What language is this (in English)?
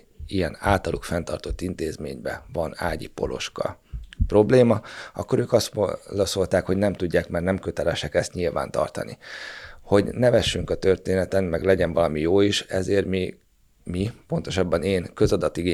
Hungarian